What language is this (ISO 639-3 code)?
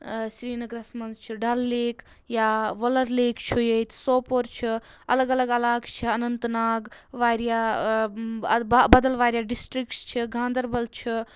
kas